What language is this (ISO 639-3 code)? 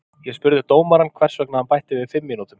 isl